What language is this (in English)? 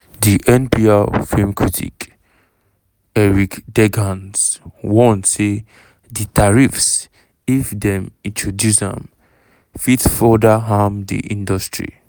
Nigerian Pidgin